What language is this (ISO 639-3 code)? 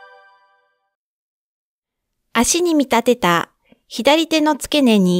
jpn